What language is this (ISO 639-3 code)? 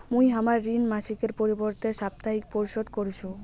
ben